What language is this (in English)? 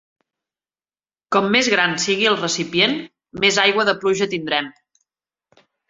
Catalan